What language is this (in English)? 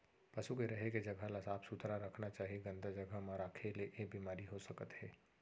Chhattisgarhi